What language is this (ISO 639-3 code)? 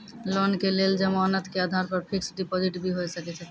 mai